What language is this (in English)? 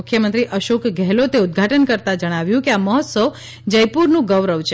Gujarati